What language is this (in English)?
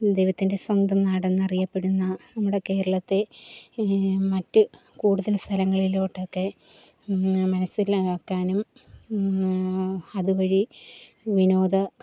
Malayalam